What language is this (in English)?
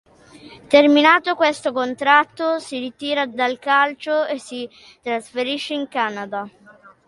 Italian